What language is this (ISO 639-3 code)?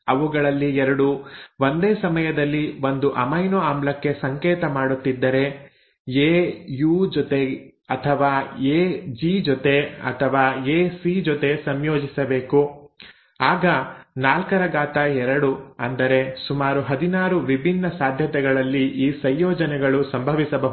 kan